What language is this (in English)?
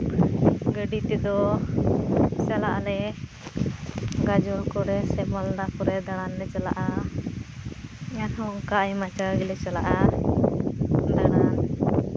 Santali